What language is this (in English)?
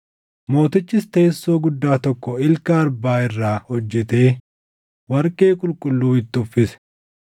Oromo